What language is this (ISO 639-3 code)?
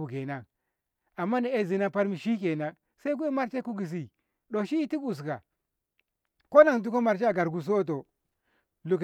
nbh